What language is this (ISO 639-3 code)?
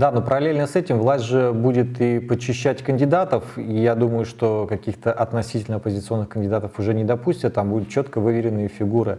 rus